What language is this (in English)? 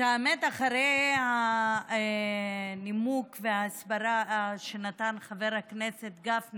Hebrew